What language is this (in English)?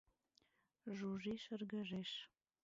Mari